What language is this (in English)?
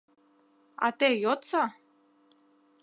Mari